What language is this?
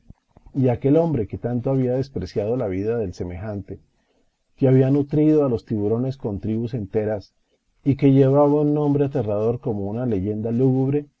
Spanish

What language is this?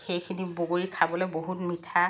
Assamese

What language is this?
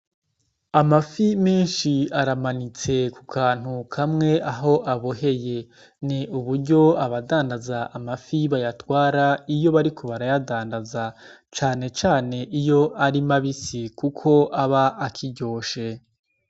Rundi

